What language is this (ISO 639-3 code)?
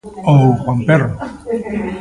glg